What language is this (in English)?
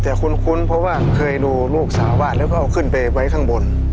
Thai